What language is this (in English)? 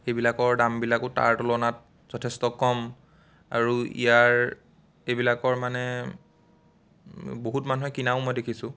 Assamese